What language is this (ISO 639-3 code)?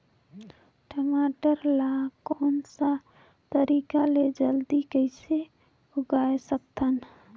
hne